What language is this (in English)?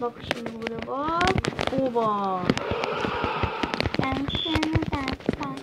Turkish